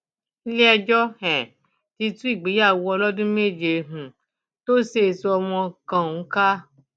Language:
Yoruba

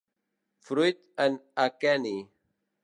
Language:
Catalan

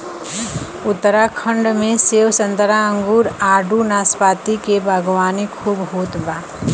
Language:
Bhojpuri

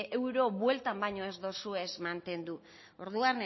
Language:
Basque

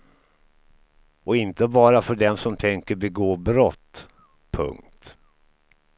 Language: Swedish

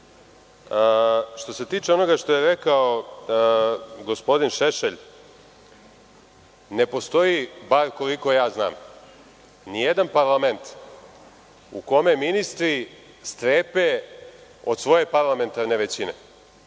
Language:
Serbian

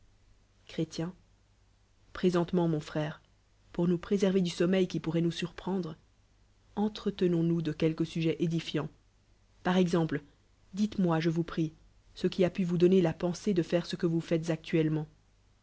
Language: French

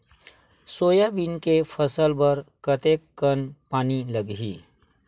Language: Chhattisgarhi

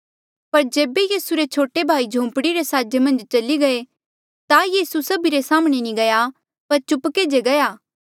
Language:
Mandeali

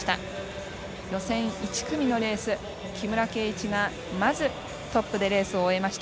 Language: Japanese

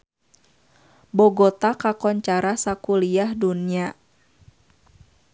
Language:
Sundanese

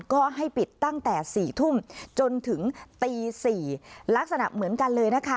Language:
Thai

